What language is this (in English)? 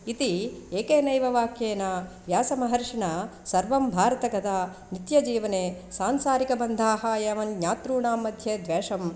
Sanskrit